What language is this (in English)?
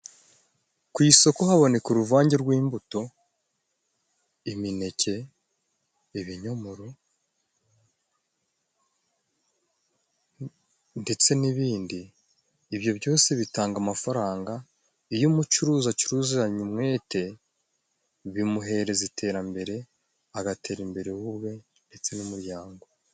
Kinyarwanda